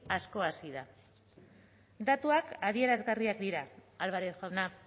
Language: Basque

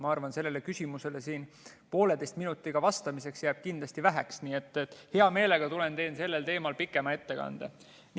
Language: Estonian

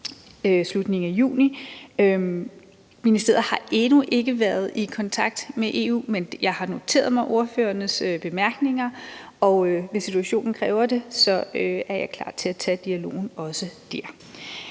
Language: Danish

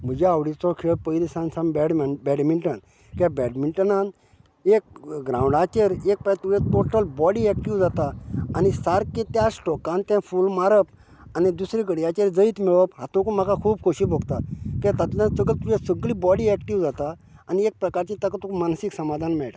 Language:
Konkani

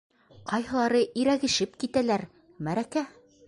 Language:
Bashkir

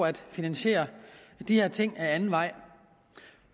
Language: Danish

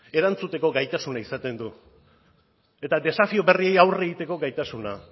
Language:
Basque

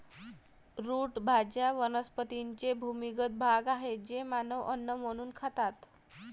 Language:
Marathi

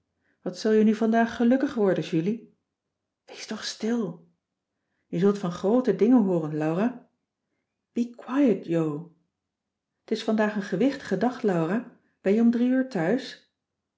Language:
Dutch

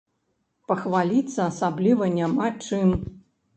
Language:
Belarusian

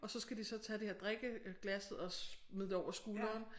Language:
Danish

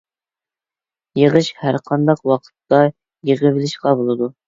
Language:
Uyghur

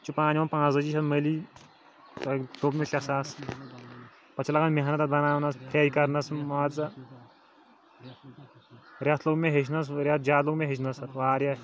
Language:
Kashmiri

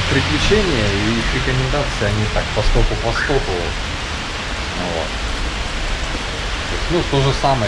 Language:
Russian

